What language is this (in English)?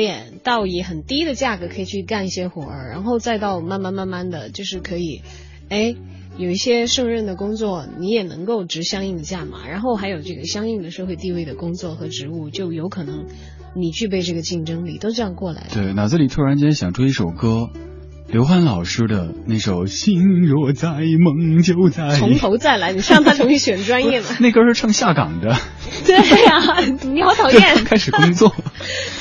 Chinese